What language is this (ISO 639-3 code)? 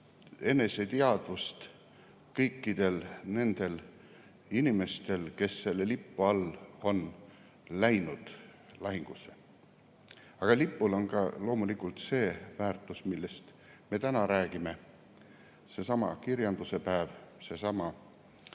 est